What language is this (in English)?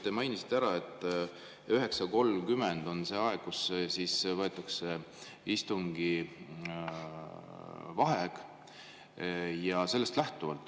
Estonian